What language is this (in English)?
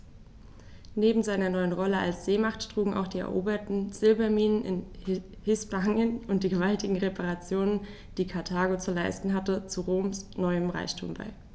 German